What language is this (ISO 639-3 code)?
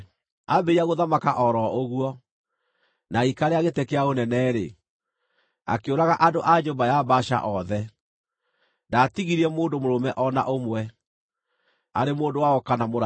kik